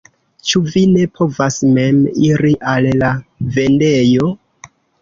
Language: Esperanto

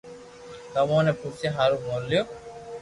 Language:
Loarki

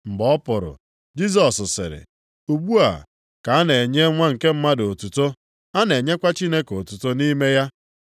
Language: Igbo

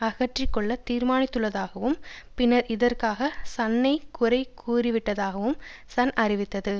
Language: Tamil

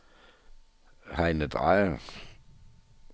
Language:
Danish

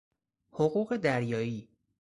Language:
Persian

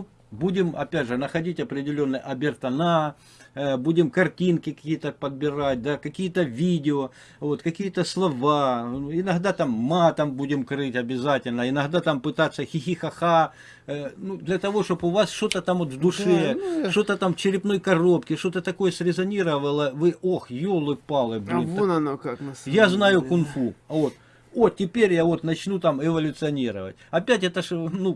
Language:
Russian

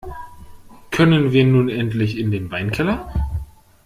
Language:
German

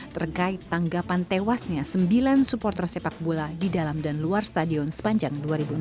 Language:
Indonesian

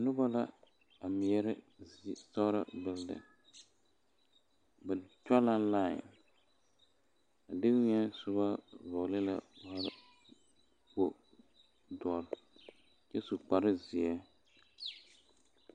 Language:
Southern Dagaare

